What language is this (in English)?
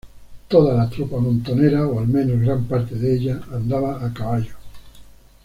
Spanish